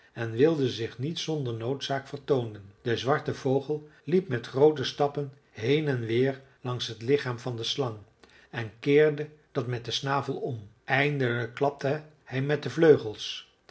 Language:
Dutch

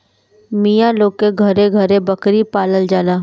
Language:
Bhojpuri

